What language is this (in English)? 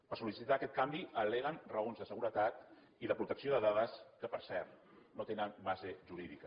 Catalan